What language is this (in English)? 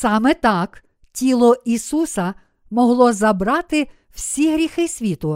Ukrainian